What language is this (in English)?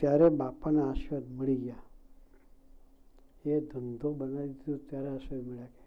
Gujarati